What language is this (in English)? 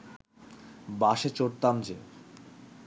Bangla